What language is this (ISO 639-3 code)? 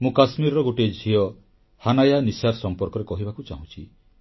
ori